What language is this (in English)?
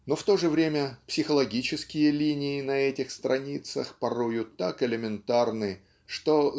Russian